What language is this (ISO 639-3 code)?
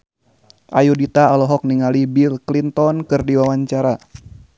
sun